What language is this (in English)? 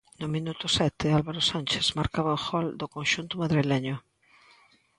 Galician